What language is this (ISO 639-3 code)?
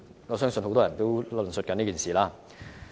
yue